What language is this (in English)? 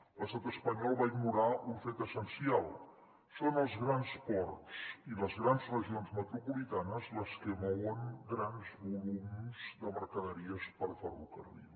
Catalan